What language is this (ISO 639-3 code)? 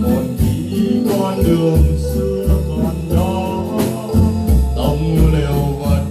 vie